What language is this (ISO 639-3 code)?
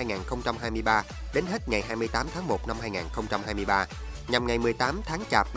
vie